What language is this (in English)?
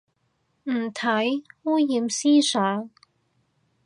Cantonese